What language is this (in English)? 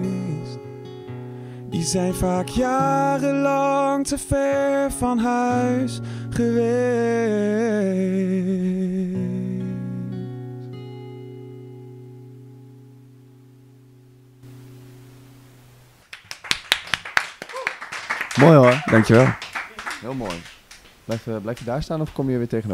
Dutch